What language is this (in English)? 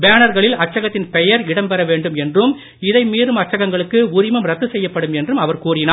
Tamil